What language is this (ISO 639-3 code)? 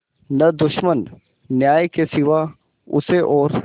hin